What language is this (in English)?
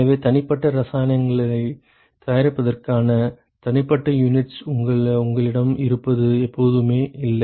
Tamil